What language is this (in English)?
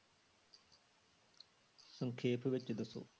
Punjabi